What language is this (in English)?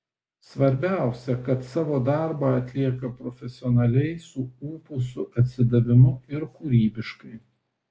Lithuanian